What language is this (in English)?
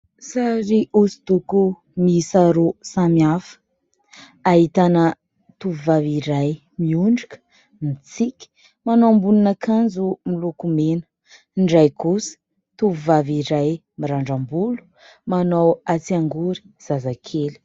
Malagasy